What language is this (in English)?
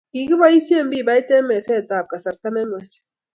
Kalenjin